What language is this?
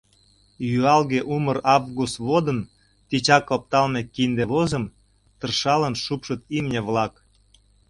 Mari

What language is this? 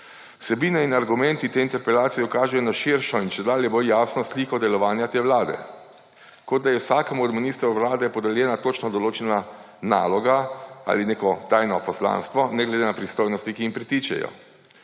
Slovenian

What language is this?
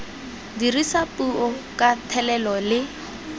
Tswana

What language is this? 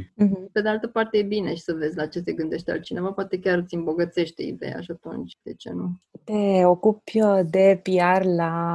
Romanian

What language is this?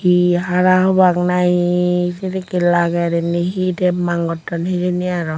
Chakma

